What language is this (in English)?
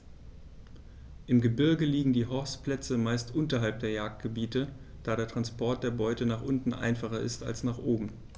German